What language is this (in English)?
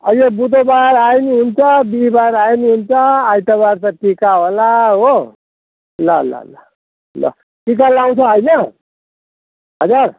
Nepali